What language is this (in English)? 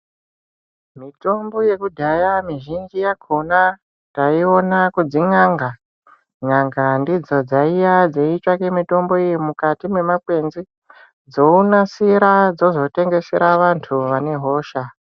Ndau